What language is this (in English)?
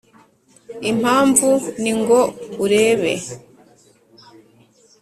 Kinyarwanda